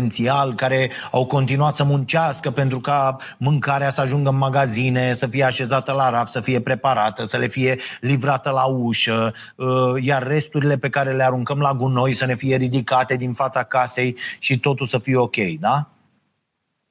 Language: Romanian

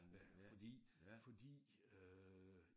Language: Danish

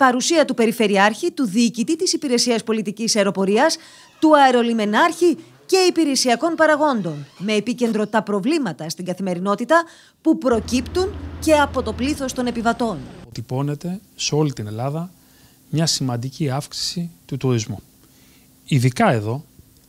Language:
Greek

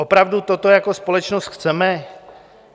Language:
Czech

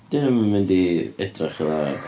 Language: Welsh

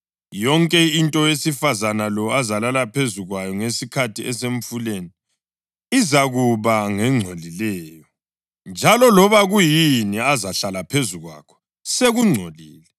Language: North Ndebele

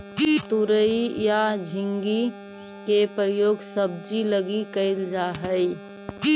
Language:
Magahi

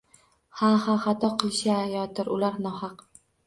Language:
Uzbek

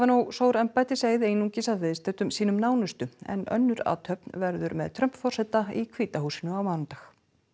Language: Icelandic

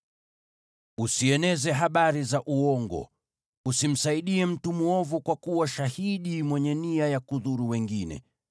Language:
Swahili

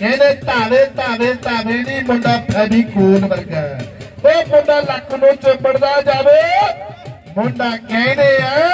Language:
Punjabi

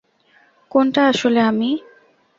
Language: Bangla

